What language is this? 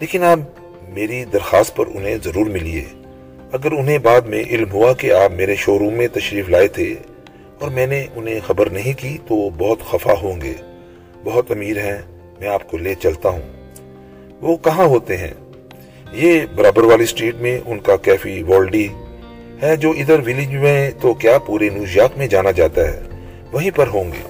Urdu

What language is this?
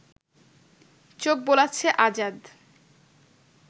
Bangla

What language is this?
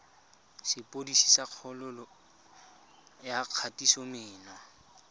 Tswana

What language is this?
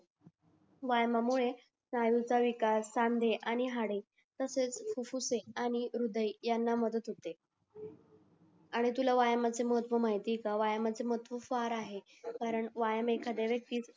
Marathi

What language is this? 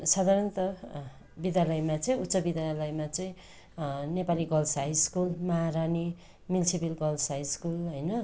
Nepali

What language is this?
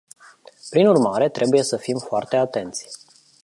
Romanian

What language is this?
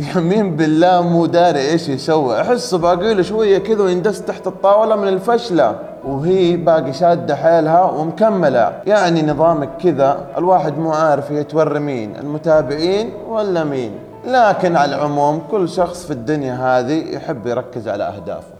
Arabic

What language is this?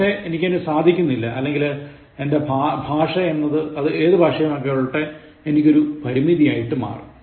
Malayalam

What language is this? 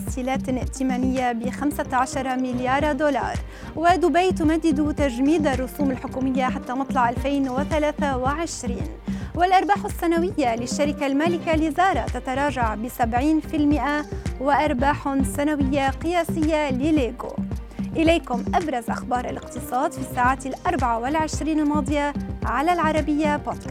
Arabic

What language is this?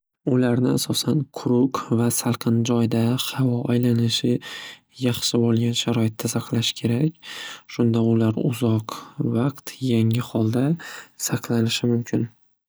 Uzbek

